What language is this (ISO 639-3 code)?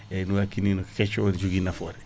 ful